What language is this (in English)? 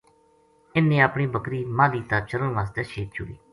Gujari